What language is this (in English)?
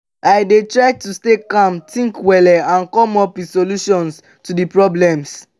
Nigerian Pidgin